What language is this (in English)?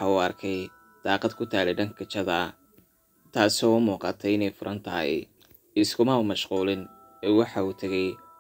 Arabic